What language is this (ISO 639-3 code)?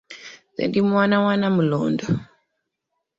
lug